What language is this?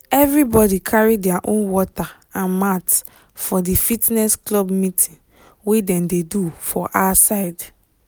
Nigerian Pidgin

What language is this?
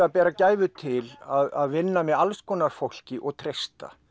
Icelandic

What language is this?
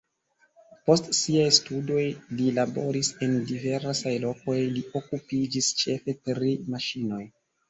Esperanto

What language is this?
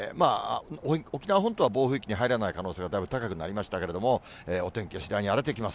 Japanese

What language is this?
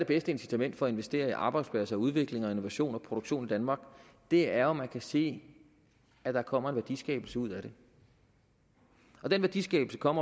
Danish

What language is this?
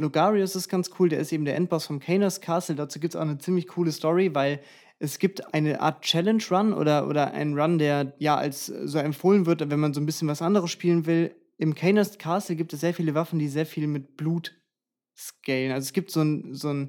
German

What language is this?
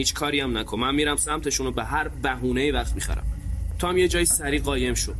Persian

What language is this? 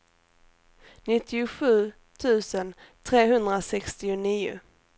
Swedish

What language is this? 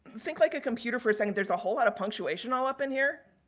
English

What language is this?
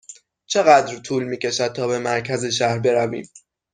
Persian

